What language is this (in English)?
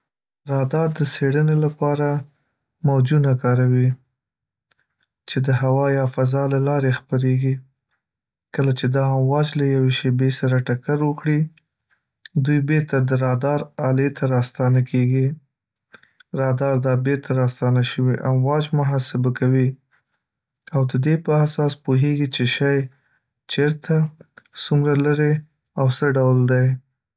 Pashto